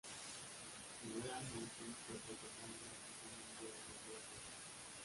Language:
Spanish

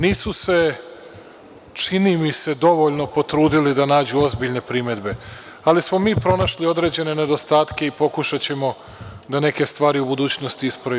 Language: Serbian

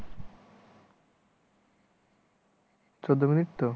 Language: Bangla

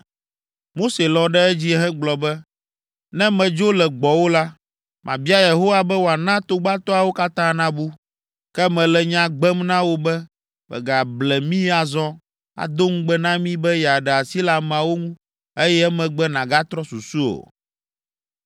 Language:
Ewe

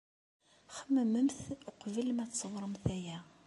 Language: Kabyle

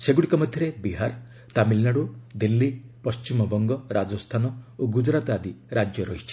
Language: Odia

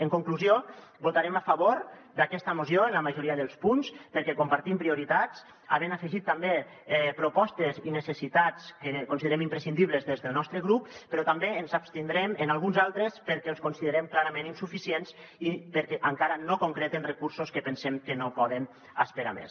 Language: Catalan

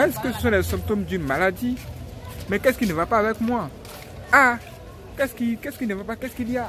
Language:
French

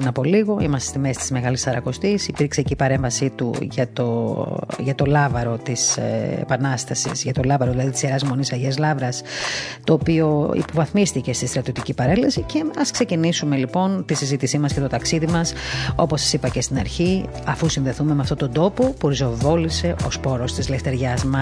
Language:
Greek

